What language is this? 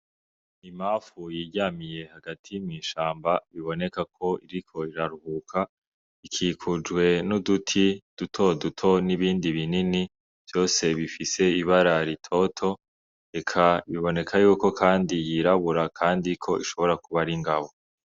Rundi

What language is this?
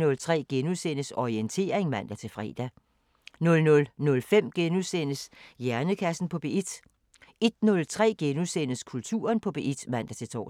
Danish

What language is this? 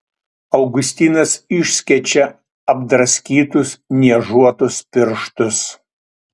Lithuanian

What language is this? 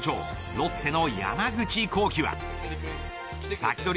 Japanese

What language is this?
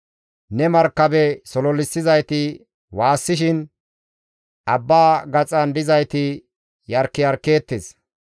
Gamo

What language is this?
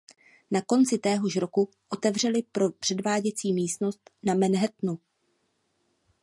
Czech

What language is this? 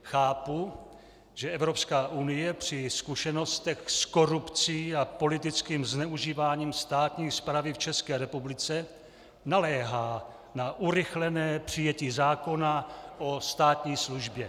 Czech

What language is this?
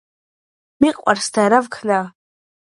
Georgian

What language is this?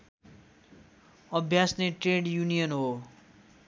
Nepali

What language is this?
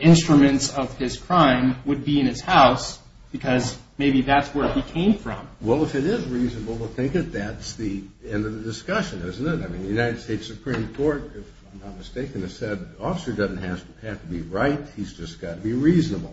English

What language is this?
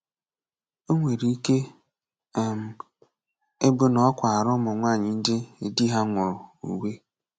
Igbo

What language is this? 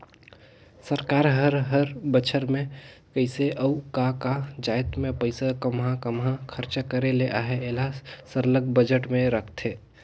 Chhattisgarhi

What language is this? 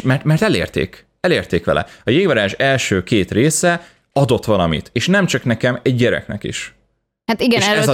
Hungarian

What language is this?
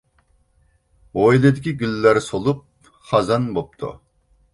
Uyghur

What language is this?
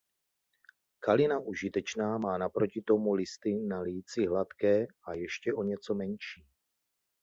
Czech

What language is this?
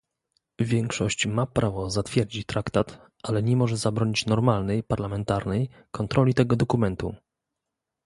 Polish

